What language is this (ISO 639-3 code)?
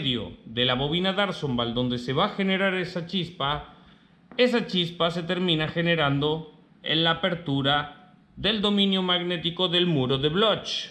spa